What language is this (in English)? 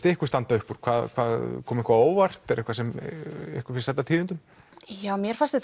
Icelandic